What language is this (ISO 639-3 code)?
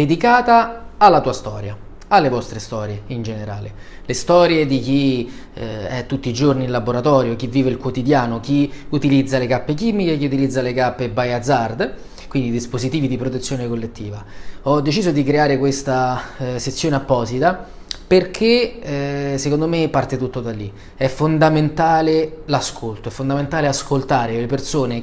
ita